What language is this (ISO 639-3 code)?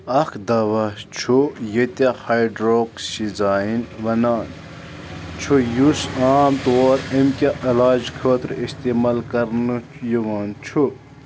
kas